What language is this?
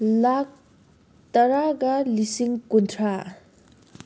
Manipuri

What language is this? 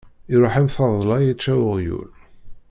Kabyle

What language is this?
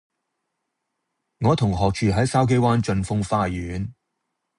Cantonese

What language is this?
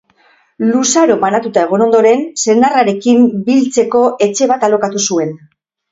Basque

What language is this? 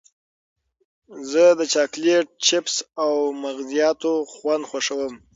Pashto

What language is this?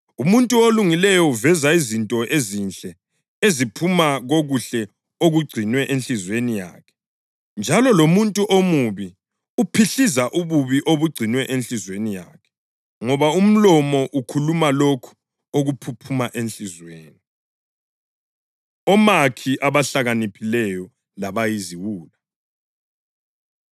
North Ndebele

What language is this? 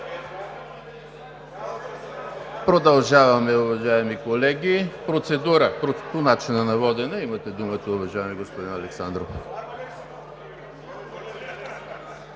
Bulgarian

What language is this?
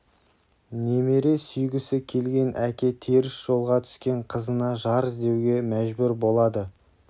Kazakh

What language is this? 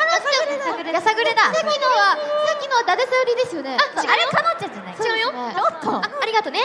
Japanese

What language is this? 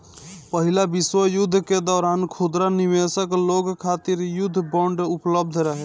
Bhojpuri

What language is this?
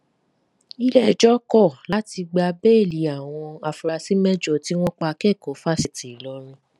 Yoruba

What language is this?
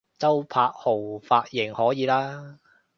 Cantonese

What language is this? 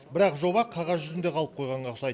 Kazakh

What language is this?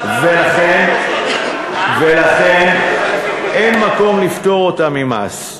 Hebrew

